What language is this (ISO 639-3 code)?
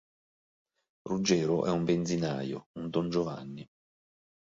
ita